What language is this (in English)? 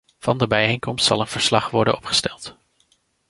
Dutch